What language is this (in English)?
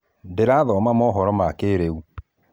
Kikuyu